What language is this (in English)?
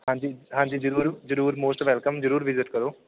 Punjabi